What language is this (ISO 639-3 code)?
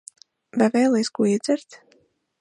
lav